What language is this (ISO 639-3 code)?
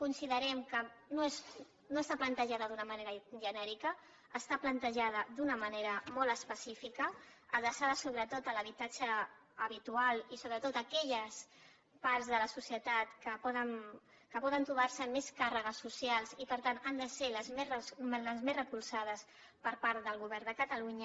cat